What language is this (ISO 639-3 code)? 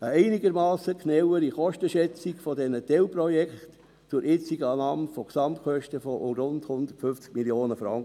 gsw